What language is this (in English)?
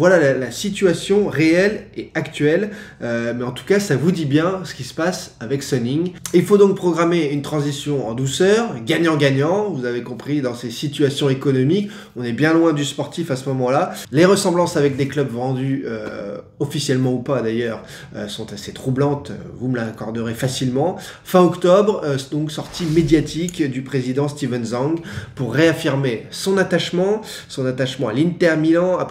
French